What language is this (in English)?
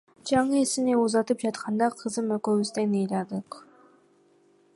Kyrgyz